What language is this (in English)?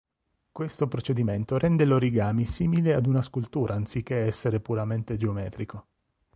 Italian